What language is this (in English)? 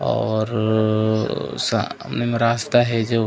Chhattisgarhi